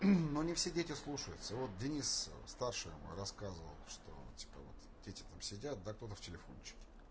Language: Russian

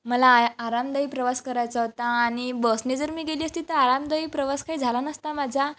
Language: Marathi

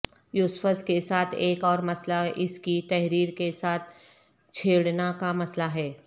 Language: Urdu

